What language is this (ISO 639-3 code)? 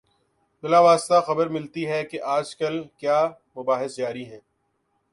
urd